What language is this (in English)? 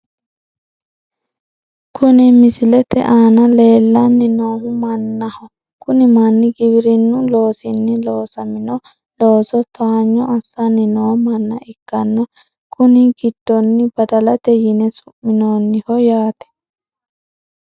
Sidamo